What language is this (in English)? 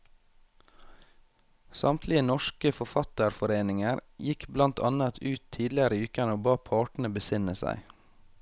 Norwegian